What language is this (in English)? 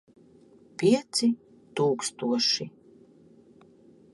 Latvian